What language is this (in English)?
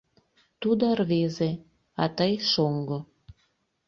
Mari